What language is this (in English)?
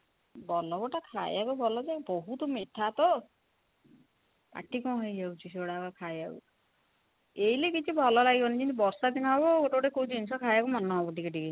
Odia